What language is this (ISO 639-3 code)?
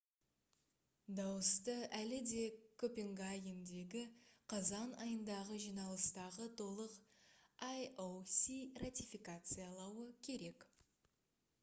kaz